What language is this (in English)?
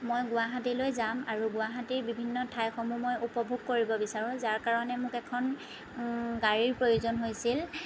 Assamese